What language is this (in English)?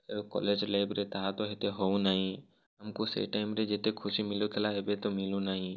Odia